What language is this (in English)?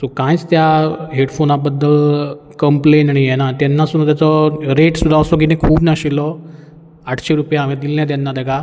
Konkani